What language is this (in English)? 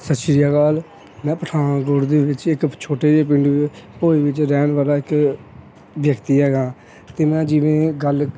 Punjabi